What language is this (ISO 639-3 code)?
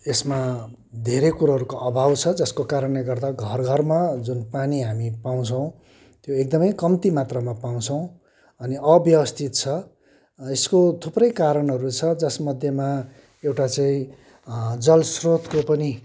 nep